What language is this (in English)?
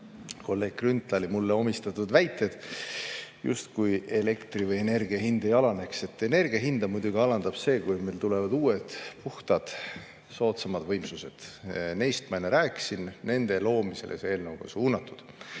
Estonian